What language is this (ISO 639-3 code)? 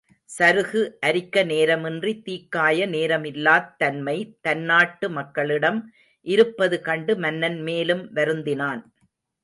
tam